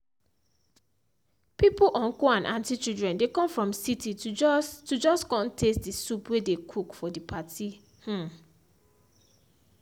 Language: Nigerian Pidgin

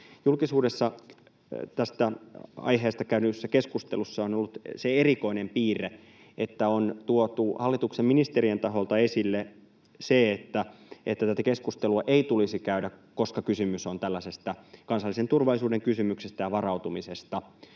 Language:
Finnish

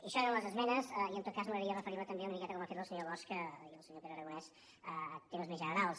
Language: Catalan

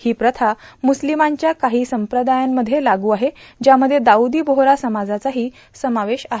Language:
Marathi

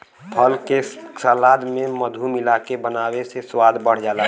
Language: Bhojpuri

